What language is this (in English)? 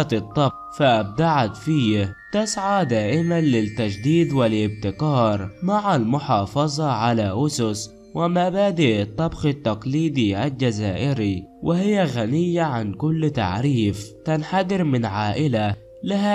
Arabic